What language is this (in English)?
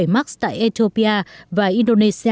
Vietnamese